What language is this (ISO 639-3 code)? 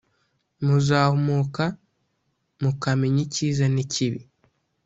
kin